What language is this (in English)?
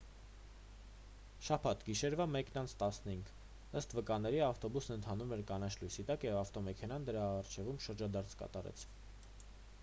Armenian